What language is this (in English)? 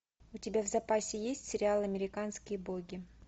Russian